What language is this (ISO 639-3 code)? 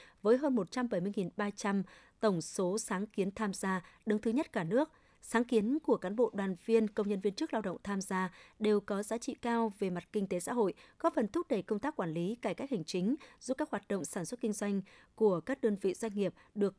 vie